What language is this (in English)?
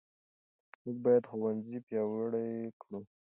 Pashto